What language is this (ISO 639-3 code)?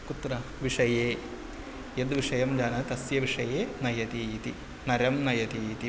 san